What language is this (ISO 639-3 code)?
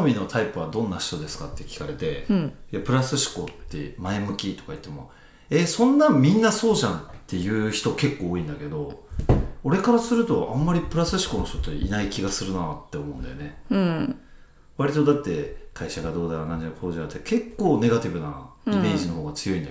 jpn